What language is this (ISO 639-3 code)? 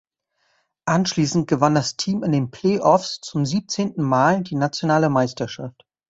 deu